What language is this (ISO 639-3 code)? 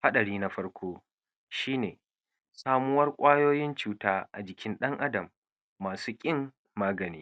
hau